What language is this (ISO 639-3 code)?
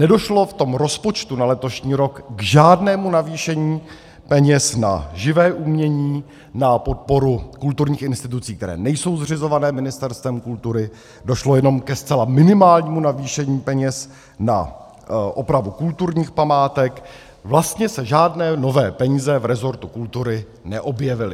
ces